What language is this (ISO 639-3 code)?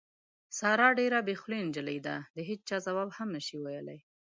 pus